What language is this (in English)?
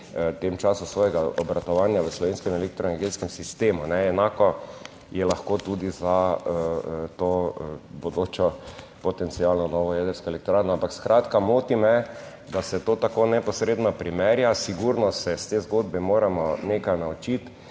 Slovenian